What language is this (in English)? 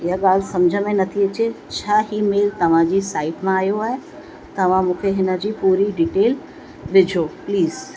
Sindhi